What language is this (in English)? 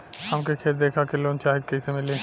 Bhojpuri